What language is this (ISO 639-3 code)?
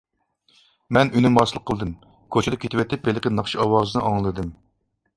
uig